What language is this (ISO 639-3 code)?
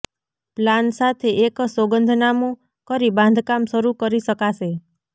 guj